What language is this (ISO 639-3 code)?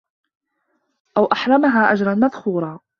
ara